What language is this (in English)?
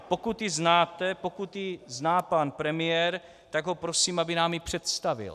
Czech